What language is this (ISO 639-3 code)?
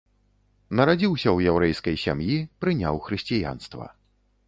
bel